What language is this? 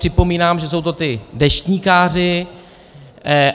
Czech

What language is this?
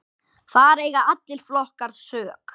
Icelandic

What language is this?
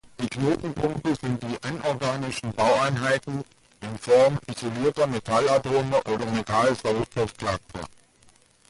German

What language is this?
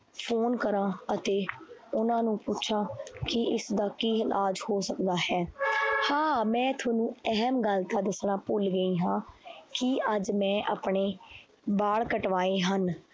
Punjabi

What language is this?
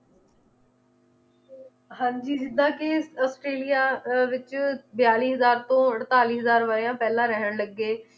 Punjabi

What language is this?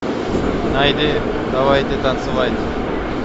Russian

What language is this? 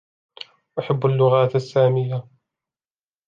Arabic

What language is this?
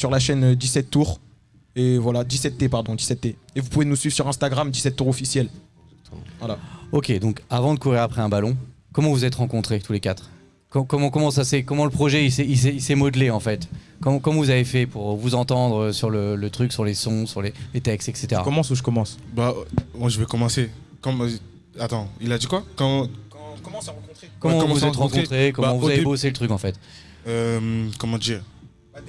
French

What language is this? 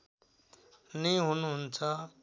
Nepali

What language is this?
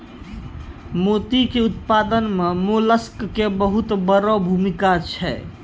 Maithili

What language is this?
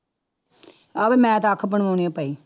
Punjabi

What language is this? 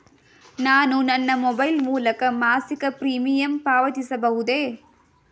Kannada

